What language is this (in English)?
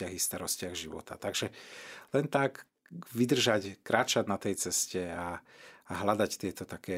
Slovak